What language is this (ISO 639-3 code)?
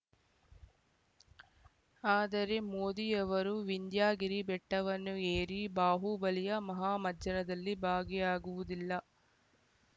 kan